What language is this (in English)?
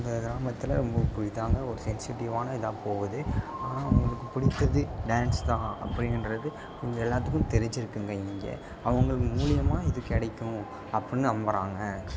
Tamil